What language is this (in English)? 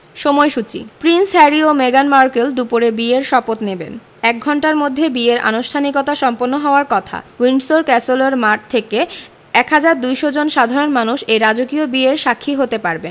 Bangla